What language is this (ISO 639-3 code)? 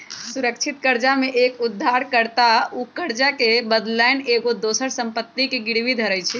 mag